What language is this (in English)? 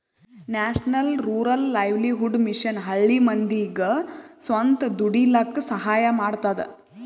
Kannada